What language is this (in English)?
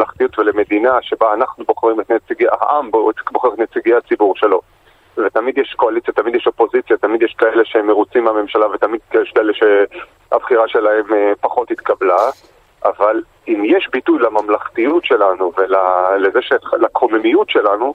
Hebrew